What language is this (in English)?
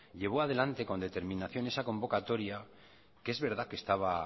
Spanish